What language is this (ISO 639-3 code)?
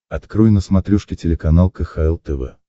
rus